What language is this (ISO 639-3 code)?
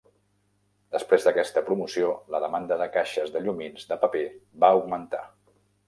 cat